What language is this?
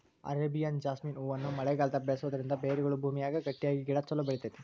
Kannada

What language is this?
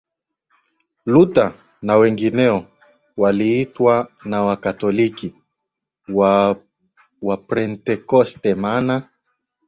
Swahili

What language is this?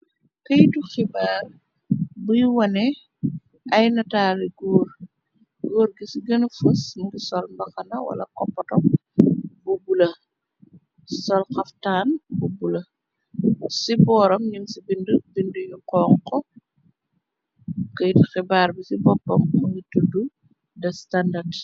Wolof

